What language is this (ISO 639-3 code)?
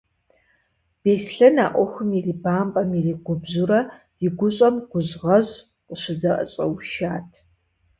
kbd